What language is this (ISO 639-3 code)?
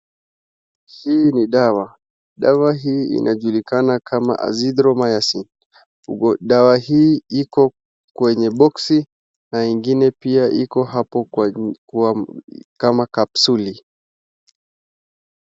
swa